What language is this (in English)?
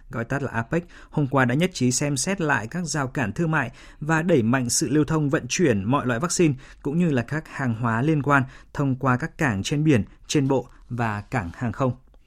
Vietnamese